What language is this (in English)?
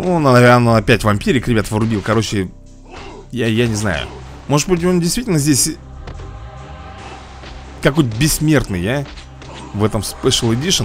Russian